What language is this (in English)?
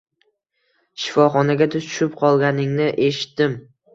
Uzbek